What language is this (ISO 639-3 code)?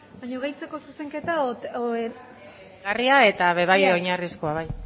eus